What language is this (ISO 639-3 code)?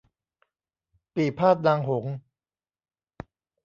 tha